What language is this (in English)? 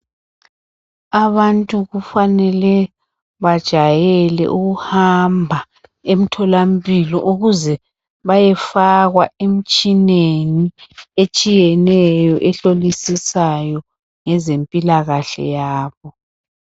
North Ndebele